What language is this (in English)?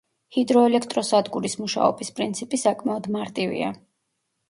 Georgian